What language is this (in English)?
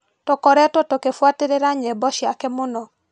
Kikuyu